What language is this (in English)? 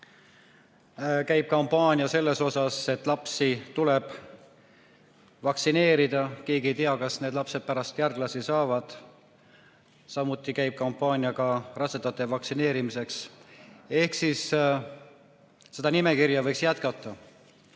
Estonian